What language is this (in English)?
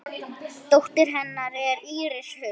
Icelandic